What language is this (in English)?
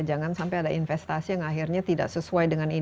Indonesian